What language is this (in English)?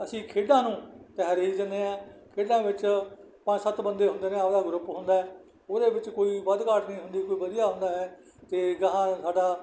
Punjabi